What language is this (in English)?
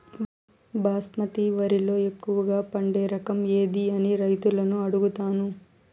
Telugu